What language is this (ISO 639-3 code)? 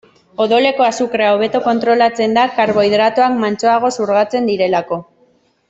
eus